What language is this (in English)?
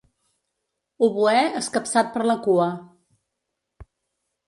Catalan